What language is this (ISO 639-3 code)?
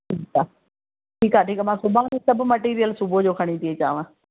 snd